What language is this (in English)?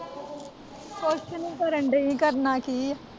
Punjabi